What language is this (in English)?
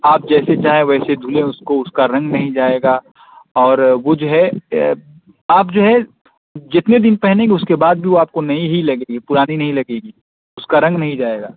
Urdu